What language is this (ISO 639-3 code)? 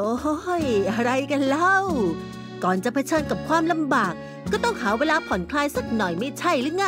tha